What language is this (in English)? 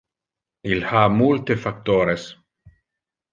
Interlingua